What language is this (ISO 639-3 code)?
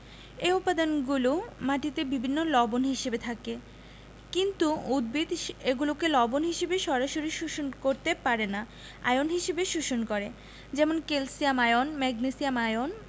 ben